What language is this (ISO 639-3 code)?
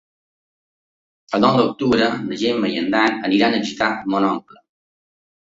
cat